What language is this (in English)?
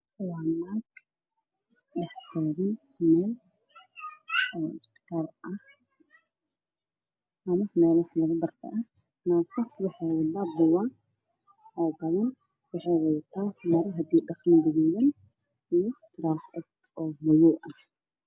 Somali